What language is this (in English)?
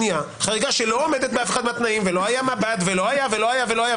Hebrew